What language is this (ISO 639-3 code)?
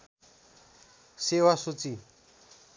nep